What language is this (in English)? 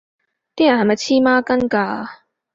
Cantonese